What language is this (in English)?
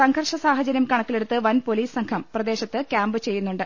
Malayalam